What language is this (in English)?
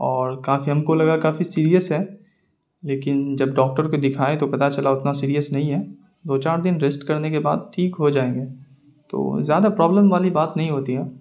Urdu